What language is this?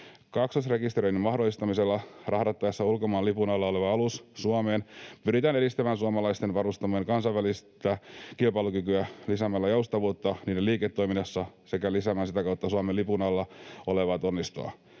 Finnish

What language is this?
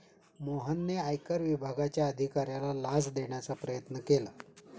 Marathi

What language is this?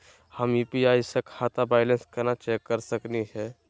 Magahi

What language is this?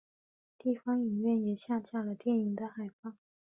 Chinese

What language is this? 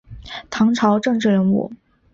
Chinese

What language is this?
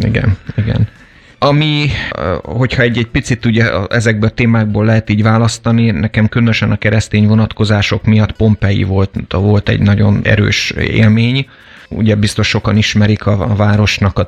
Hungarian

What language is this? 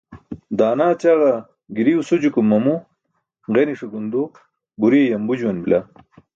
Burushaski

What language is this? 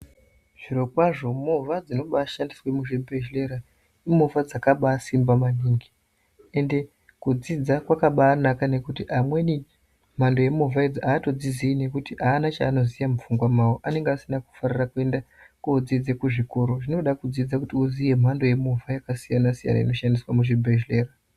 Ndau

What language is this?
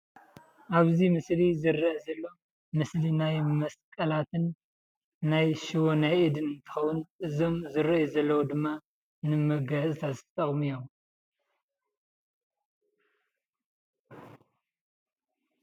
Tigrinya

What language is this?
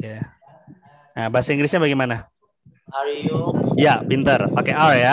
Indonesian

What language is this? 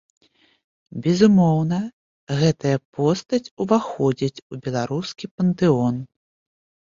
Belarusian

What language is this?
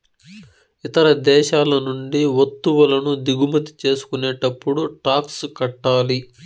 Telugu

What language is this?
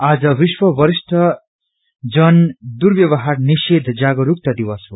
Nepali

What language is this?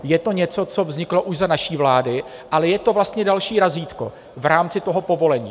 Czech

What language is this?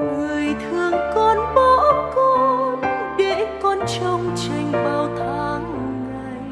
Vietnamese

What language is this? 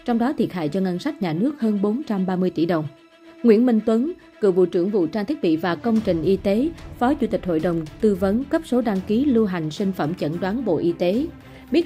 Vietnamese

